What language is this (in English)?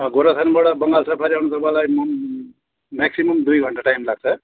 Nepali